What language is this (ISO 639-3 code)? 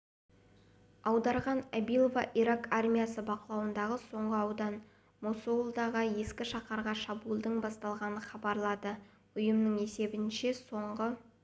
kaz